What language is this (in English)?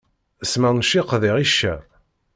Kabyle